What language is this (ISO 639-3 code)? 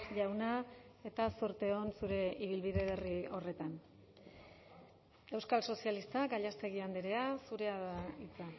eus